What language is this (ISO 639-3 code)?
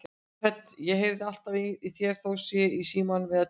isl